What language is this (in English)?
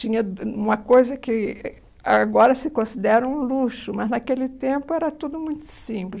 Portuguese